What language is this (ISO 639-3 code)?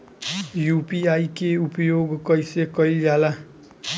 bho